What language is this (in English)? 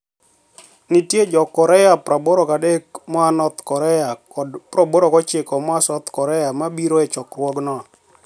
Luo (Kenya and Tanzania)